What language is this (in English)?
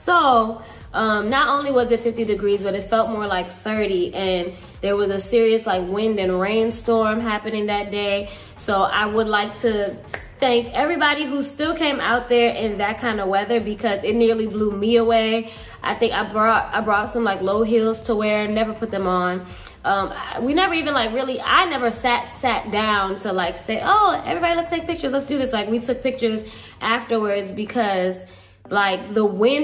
English